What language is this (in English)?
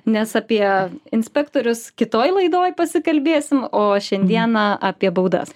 Lithuanian